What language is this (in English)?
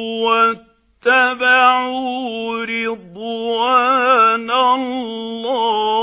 Arabic